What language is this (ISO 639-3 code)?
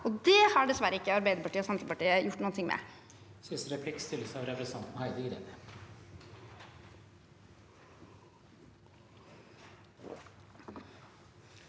nor